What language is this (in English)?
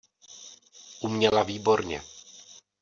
Czech